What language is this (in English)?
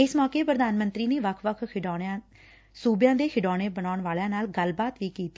Punjabi